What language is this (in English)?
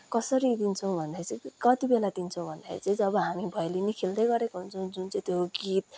Nepali